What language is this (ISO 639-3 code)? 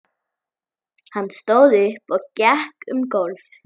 isl